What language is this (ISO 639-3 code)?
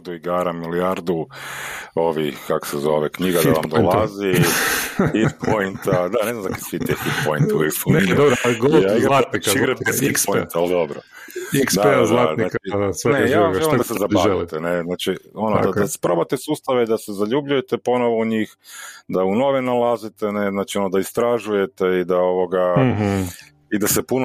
hrv